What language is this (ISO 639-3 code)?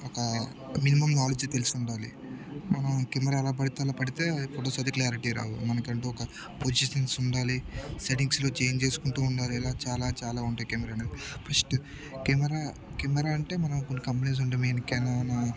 tel